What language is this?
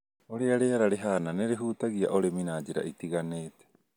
Kikuyu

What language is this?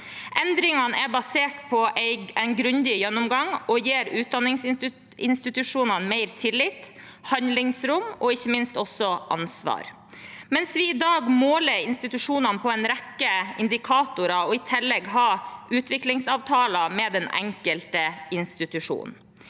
Norwegian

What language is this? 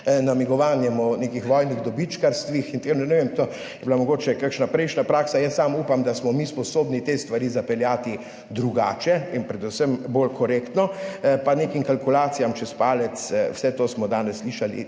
Slovenian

